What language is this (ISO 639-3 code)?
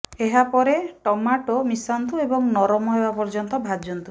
ori